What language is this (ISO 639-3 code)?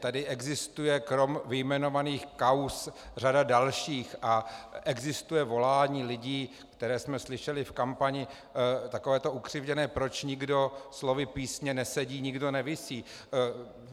ces